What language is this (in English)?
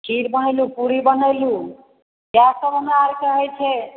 Maithili